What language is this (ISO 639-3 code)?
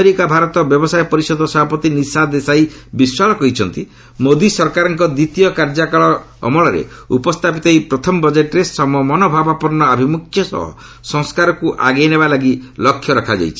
ori